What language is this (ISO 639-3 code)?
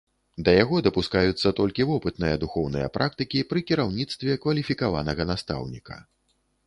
bel